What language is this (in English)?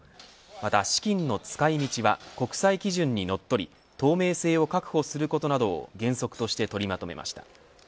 Japanese